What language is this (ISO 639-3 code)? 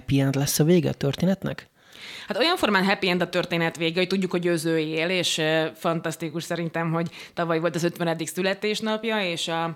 hun